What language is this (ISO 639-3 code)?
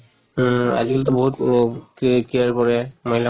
asm